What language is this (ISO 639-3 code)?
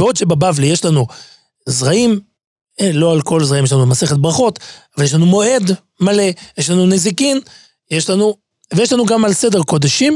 heb